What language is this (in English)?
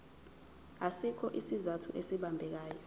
Zulu